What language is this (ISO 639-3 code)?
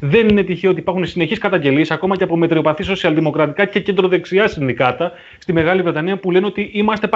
ell